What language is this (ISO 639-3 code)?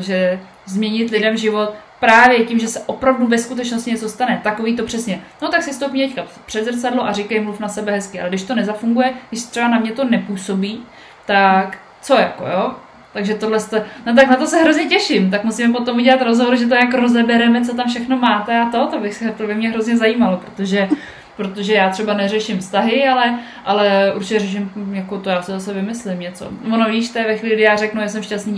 ces